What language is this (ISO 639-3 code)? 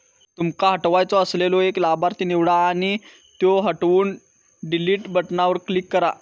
mar